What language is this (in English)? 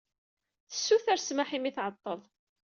Kabyle